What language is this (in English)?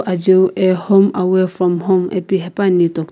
Sumi Naga